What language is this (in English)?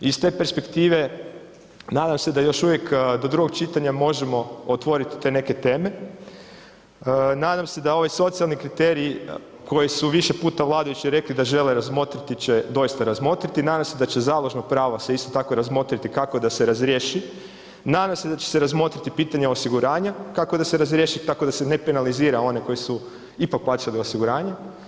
Croatian